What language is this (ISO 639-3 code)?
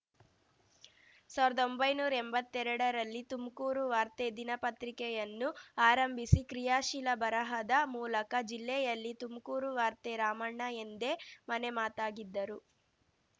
kan